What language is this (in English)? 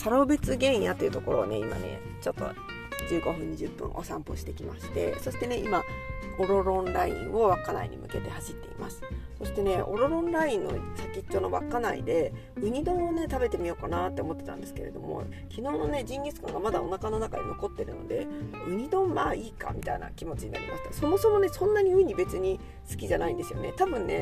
Japanese